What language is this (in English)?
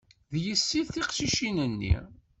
Kabyle